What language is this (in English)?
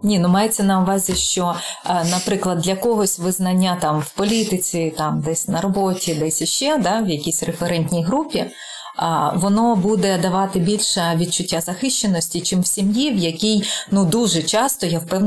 Ukrainian